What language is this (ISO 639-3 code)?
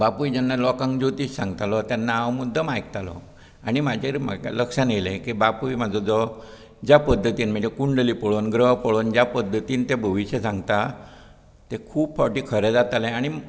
kok